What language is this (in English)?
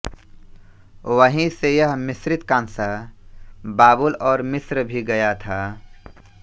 Hindi